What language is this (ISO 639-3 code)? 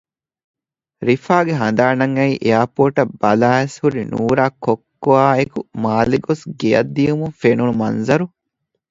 div